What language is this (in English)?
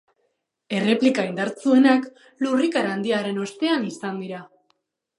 Basque